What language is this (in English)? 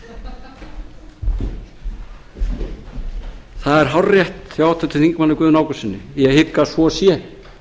Icelandic